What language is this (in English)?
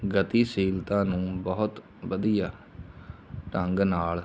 Punjabi